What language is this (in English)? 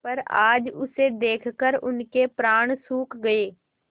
Hindi